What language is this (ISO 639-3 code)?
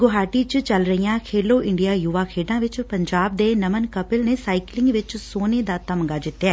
pan